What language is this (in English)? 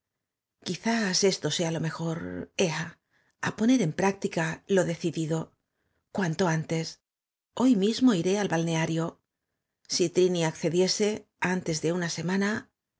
Spanish